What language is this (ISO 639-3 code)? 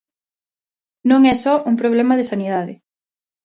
glg